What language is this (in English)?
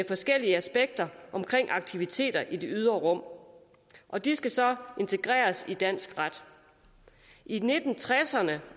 Danish